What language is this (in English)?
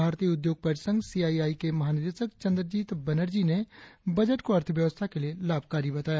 Hindi